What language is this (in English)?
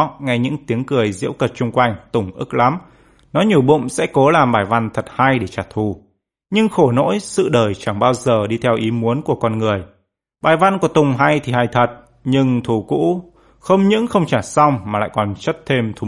Vietnamese